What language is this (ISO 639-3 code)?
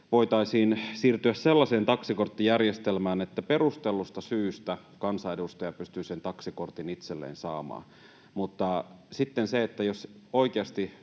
fin